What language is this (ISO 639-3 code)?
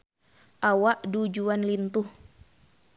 sun